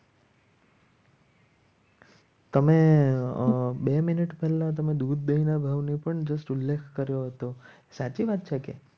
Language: Gujarati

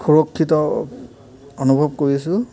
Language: Assamese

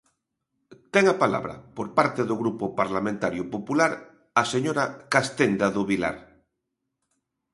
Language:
Galician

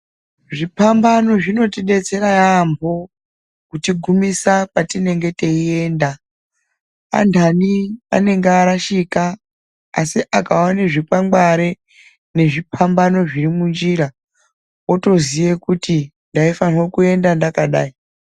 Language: Ndau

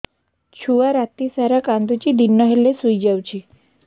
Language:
Odia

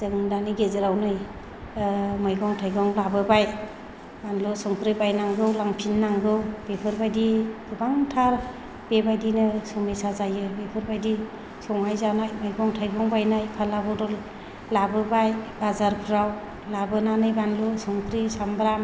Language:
Bodo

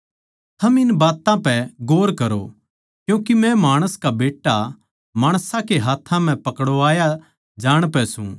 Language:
Haryanvi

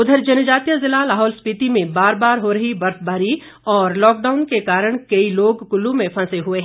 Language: Hindi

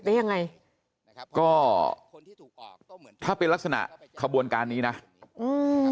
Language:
Thai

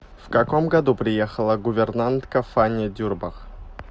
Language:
Russian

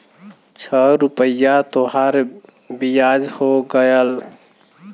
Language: Bhojpuri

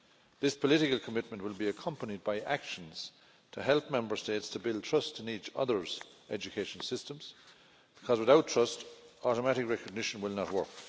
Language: English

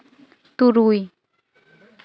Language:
Santali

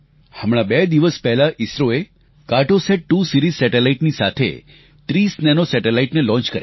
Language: Gujarati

